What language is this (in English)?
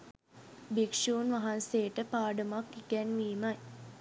Sinhala